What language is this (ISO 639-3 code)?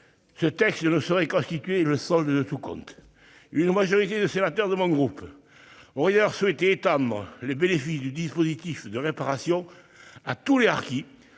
fra